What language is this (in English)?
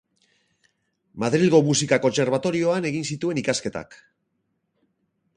Basque